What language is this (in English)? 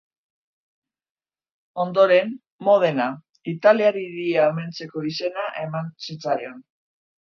Basque